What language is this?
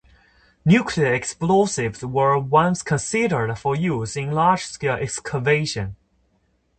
English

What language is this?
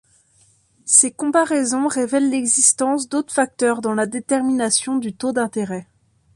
French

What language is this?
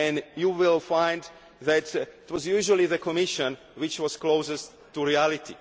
English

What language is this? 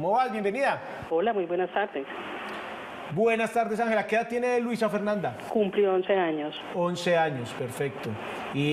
Spanish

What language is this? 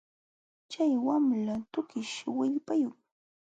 Jauja Wanca Quechua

